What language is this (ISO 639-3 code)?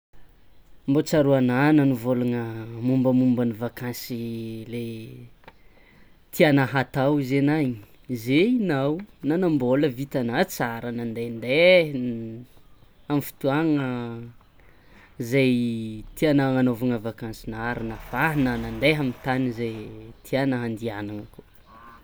xmw